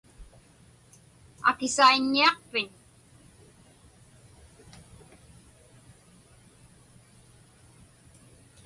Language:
Inupiaq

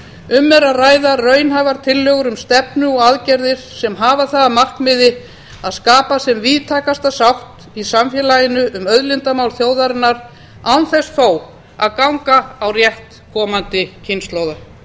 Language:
Icelandic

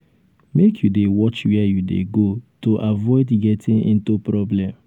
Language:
Nigerian Pidgin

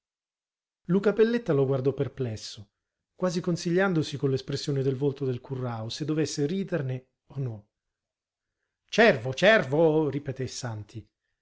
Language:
Italian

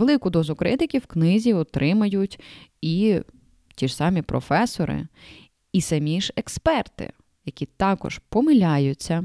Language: Ukrainian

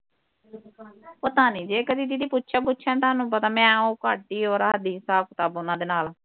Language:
Punjabi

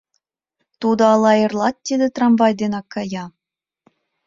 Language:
Mari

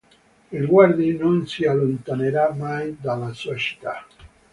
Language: Italian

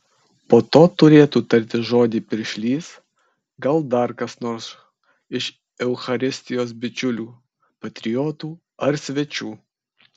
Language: Lithuanian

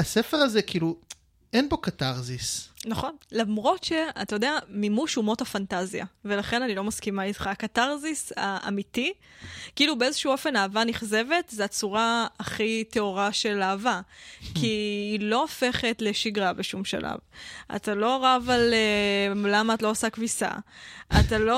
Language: Hebrew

